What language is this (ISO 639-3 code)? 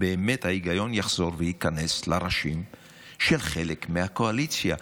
heb